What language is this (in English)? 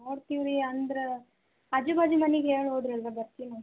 Kannada